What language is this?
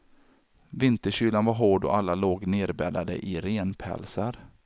Swedish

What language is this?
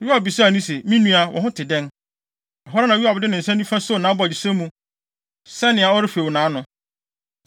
Akan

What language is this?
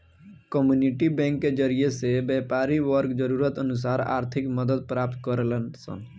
Bhojpuri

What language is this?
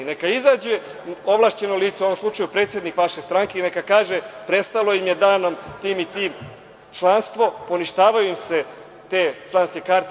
Serbian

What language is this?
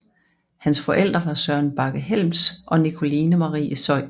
Danish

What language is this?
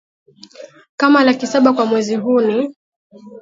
Swahili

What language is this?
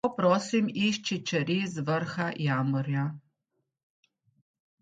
Slovenian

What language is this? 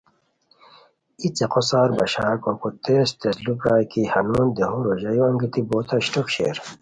Khowar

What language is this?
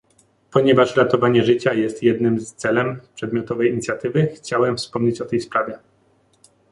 Polish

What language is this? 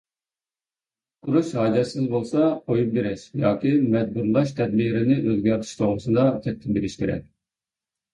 Uyghur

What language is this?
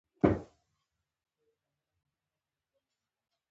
Pashto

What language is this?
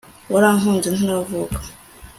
Kinyarwanda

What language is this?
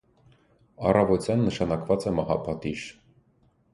Armenian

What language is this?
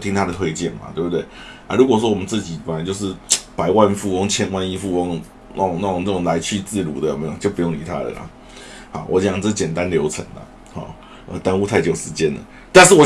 Chinese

